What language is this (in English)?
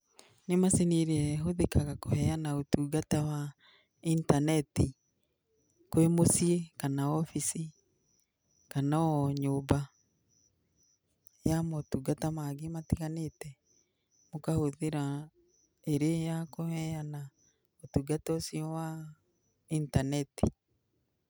Kikuyu